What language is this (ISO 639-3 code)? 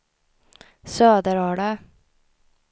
swe